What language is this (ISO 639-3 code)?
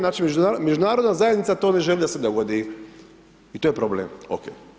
hrv